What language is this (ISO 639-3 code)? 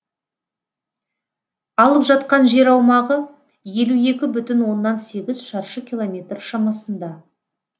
kaz